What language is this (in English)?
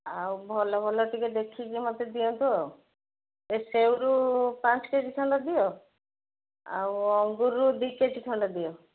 Odia